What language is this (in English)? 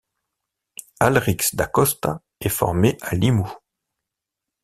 French